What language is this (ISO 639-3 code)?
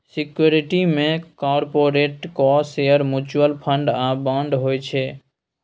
mai